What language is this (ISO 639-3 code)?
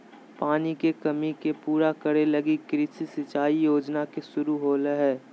mag